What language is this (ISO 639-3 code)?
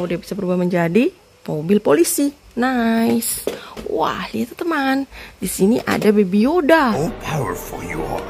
ind